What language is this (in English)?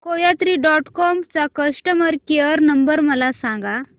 Marathi